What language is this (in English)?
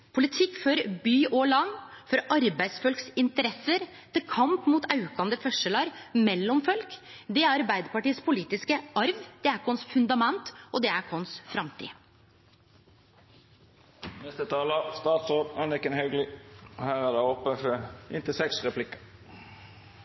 Norwegian